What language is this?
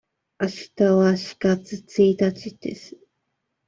Japanese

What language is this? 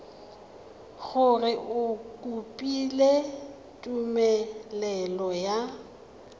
Tswana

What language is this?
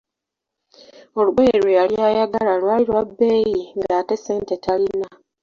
Ganda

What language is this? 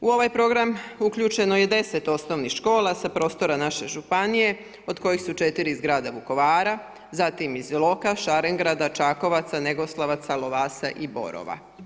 Croatian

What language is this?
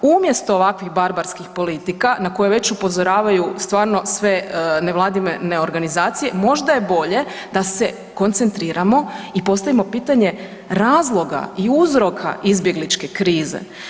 Croatian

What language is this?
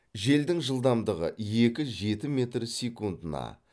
Kazakh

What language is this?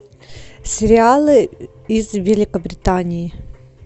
Russian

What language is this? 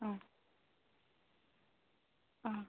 Tamil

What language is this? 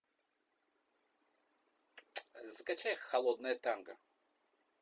Russian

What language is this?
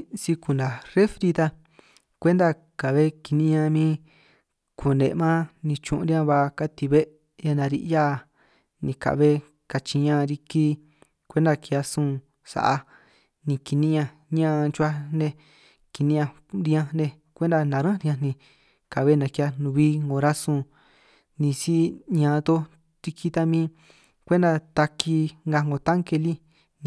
San Martín Itunyoso Triqui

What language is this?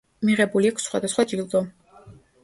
Georgian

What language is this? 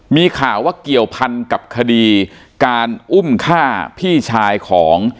Thai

